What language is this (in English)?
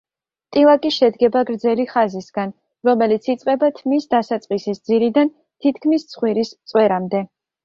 Georgian